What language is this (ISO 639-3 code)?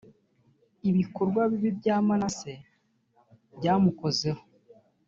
kin